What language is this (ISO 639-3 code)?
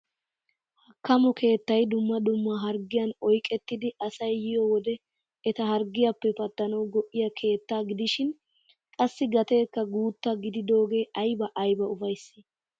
wal